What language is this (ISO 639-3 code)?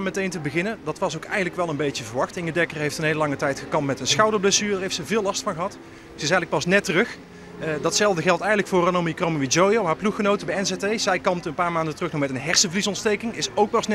nld